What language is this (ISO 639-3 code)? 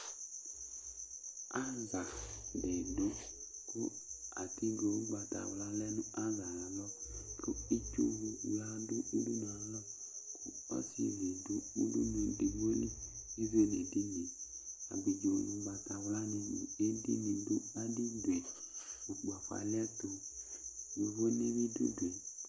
kpo